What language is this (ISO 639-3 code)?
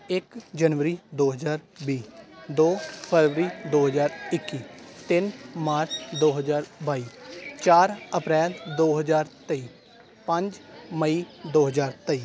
pan